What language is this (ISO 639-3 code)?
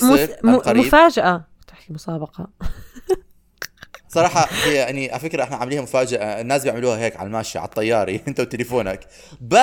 ara